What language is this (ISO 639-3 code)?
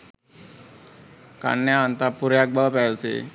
sin